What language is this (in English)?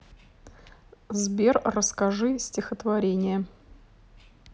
Russian